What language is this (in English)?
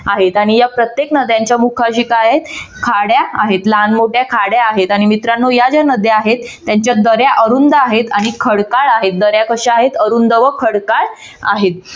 Marathi